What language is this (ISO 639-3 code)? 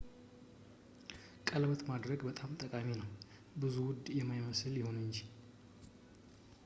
amh